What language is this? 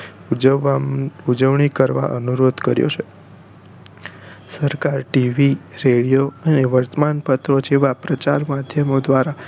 Gujarati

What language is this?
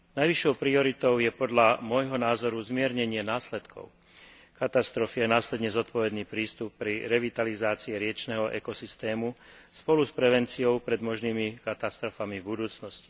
Slovak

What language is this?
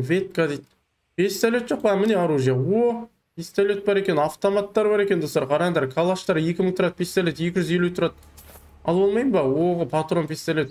Turkish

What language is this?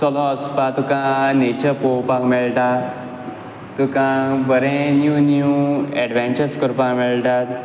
Konkani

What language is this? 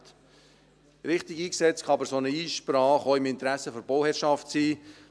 Swiss German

